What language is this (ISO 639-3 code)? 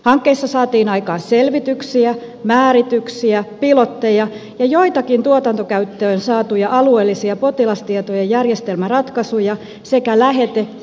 fin